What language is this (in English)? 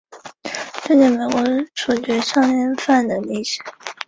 Chinese